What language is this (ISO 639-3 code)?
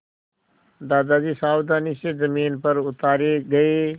hin